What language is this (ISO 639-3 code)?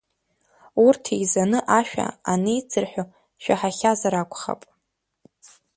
abk